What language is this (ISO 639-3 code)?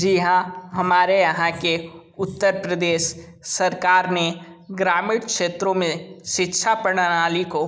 hin